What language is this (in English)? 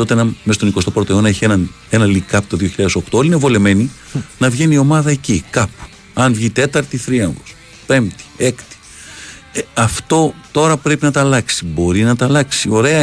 Greek